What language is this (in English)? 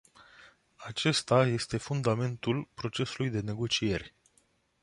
Romanian